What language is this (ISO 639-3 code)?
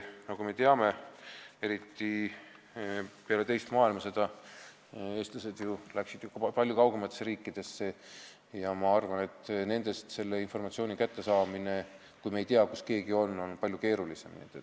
est